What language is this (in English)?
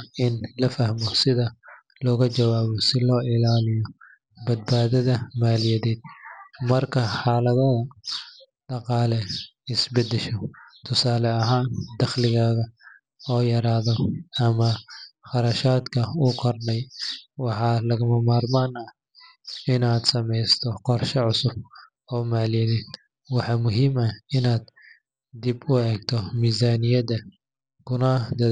Somali